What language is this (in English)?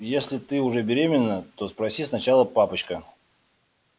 Russian